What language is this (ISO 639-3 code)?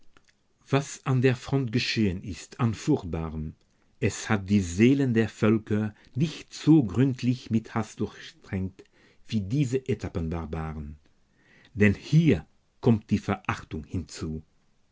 deu